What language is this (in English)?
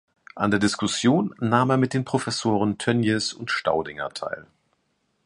German